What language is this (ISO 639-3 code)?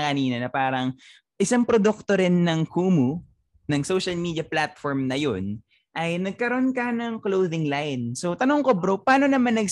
fil